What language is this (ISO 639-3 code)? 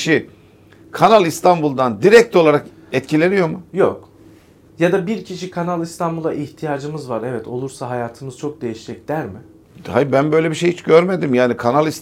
tur